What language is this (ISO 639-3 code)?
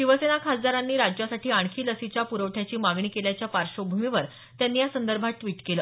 mar